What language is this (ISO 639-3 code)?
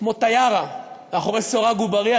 heb